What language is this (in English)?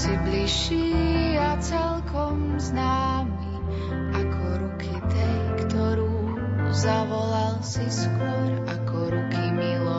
Slovak